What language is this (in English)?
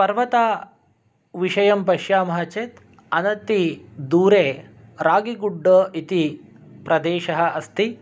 Sanskrit